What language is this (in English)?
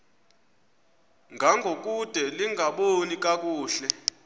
Xhosa